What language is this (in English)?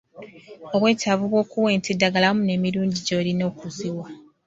Ganda